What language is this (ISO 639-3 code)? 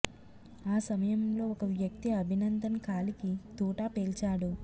tel